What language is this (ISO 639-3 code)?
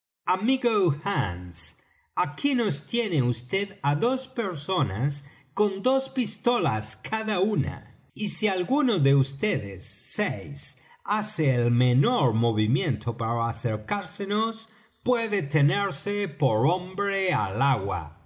spa